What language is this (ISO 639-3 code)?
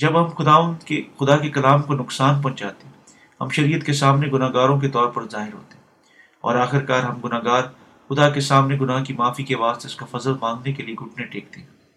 urd